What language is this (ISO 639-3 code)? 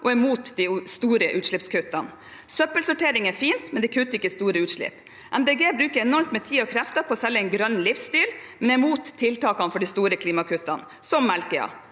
nor